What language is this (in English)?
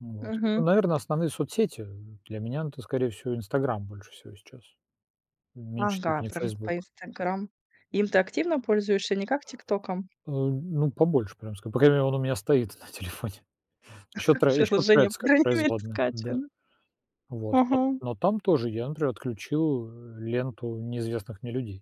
Russian